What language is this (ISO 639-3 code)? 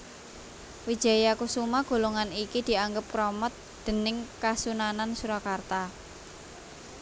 jav